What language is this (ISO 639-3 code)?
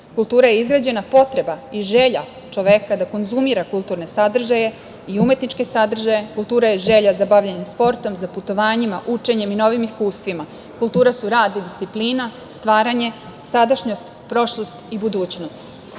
srp